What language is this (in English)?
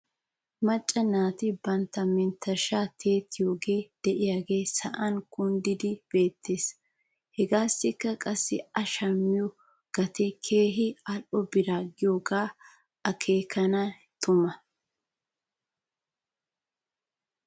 Wolaytta